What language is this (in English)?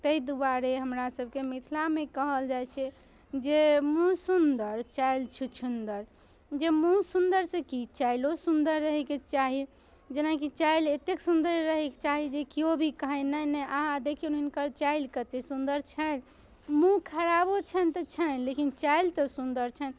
Maithili